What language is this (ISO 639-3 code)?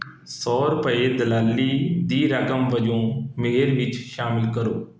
pan